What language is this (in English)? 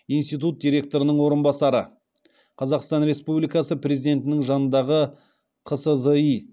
Kazakh